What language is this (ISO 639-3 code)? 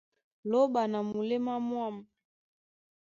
dua